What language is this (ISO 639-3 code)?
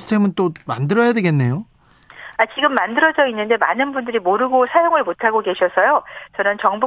kor